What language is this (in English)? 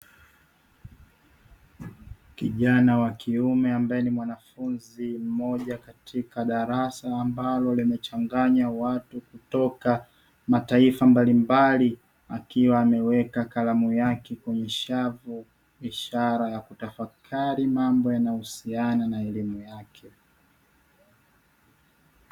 Swahili